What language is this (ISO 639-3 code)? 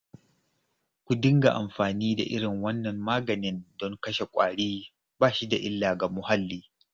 hau